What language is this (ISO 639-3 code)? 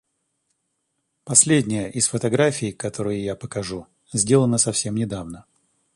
rus